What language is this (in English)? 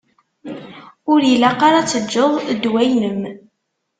Kabyle